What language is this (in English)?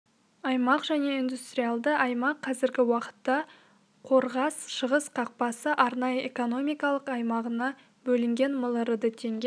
Kazakh